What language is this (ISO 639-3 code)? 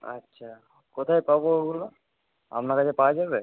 ben